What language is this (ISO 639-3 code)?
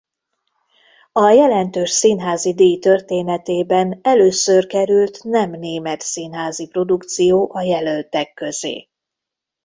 hun